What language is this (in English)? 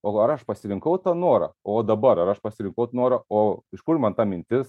Lithuanian